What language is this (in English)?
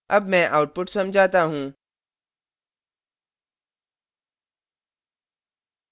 Hindi